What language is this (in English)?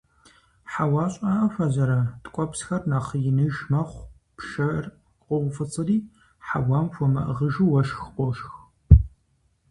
Kabardian